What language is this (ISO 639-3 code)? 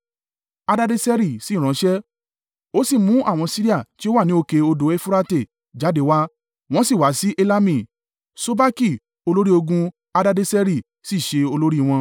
yor